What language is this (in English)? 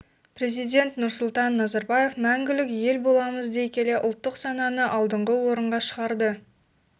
Kazakh